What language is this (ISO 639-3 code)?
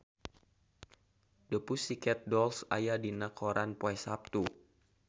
sun